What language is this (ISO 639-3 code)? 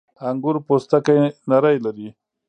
pus